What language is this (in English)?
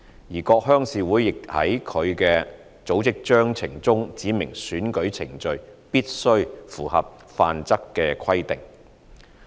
Cantonese